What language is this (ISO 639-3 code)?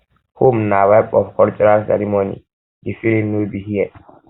pcm